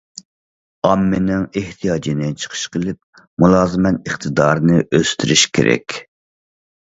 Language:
Uyghur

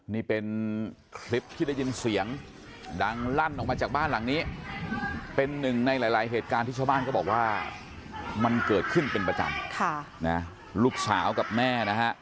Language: Thai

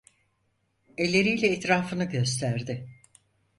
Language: Turkish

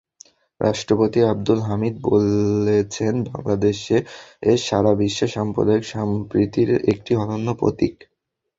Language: Bangla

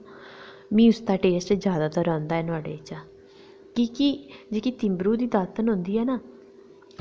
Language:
Dogri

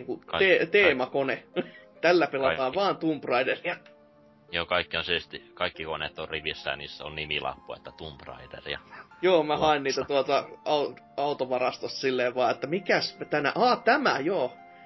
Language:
Finnish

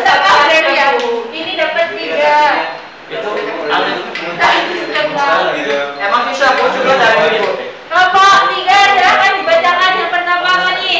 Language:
Indonesian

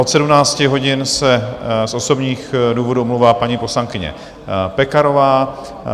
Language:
Czech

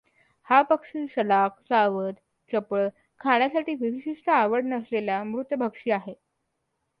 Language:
Marathi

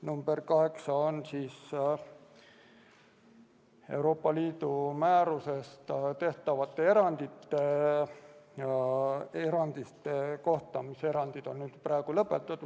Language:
Estonian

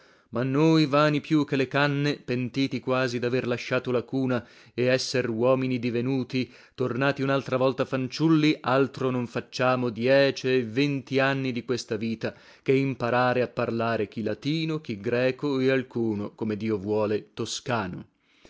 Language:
Italian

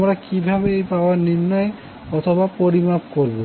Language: Bangla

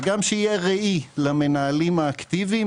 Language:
Hebrew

